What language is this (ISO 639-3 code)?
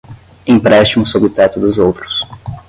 por